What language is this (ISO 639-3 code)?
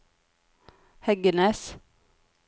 nor